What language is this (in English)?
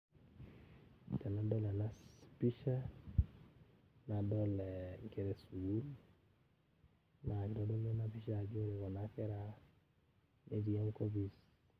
Masai